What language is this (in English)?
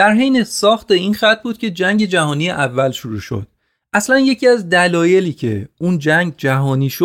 Persian